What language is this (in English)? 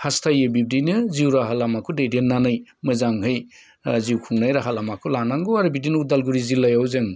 Bodo